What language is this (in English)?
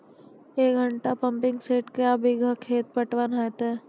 Maithili